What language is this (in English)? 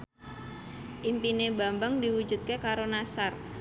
Javanese